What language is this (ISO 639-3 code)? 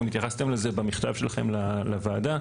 heb